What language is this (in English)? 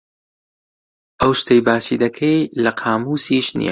Central Kurdish